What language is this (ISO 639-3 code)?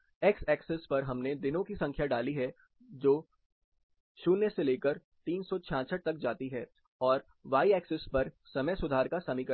hin